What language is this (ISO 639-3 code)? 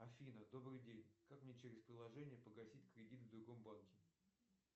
rus